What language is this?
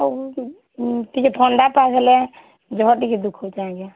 Odia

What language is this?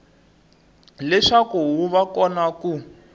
Tsonga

